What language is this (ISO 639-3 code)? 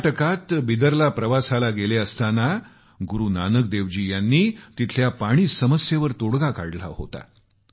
mar